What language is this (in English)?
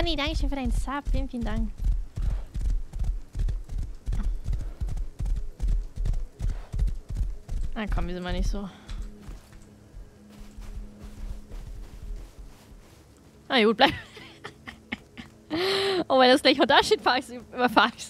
German